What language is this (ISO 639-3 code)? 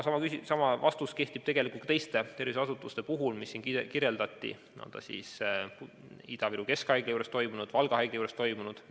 est